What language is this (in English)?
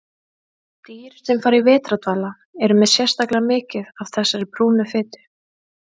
Icelandic